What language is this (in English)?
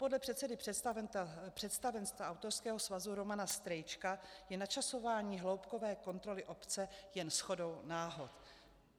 Czech